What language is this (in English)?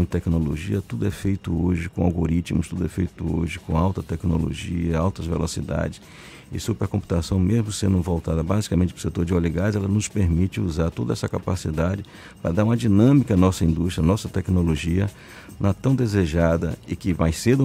Portuguese